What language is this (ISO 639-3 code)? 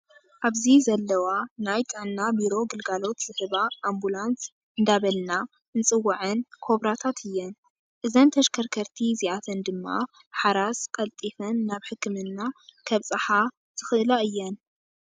tir